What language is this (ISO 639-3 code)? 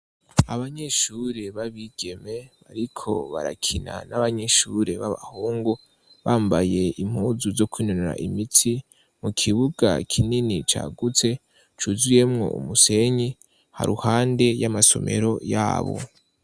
run